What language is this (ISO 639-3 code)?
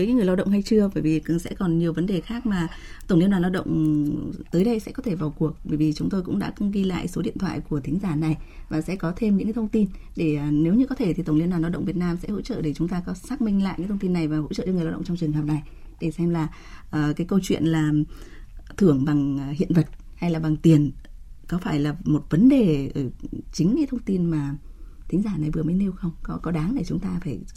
vie